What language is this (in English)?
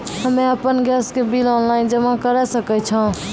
Maithili